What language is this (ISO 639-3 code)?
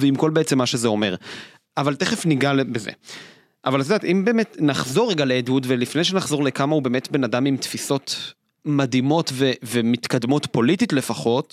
heb